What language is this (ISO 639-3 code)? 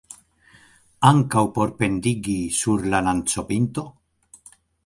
epo